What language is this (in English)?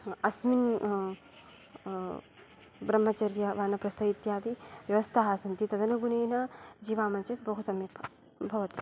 Sanskrit